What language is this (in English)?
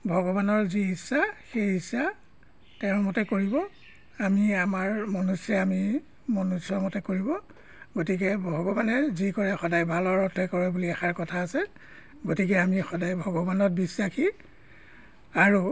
Assamese